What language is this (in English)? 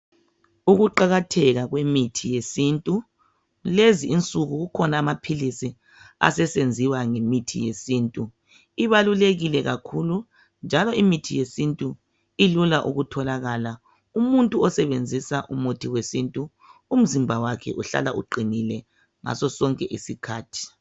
North Ndebele